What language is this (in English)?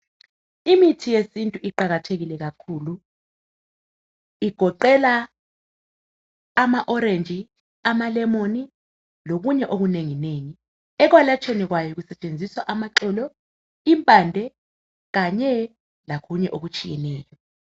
North Ndebele